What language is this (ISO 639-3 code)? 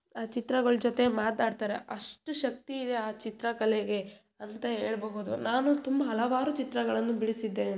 kan